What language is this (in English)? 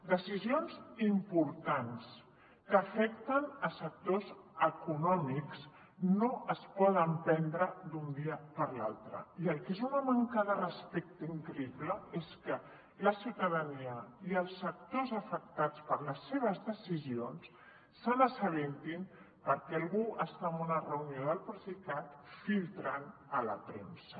Catalan